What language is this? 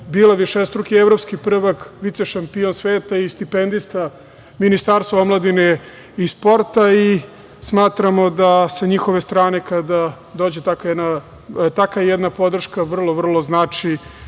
Serbian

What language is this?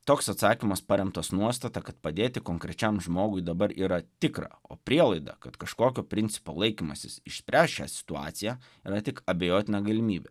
Lithuanian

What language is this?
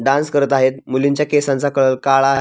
Marathi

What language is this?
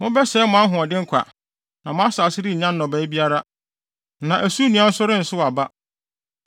Akan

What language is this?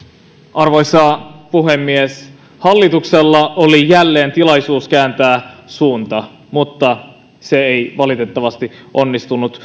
Finnish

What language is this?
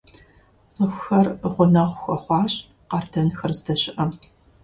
Kabardian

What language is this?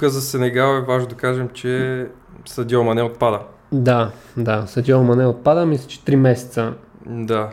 Bulgarian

